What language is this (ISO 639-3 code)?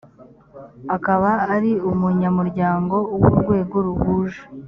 kin